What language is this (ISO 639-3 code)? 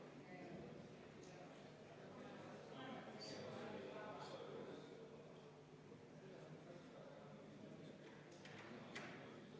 est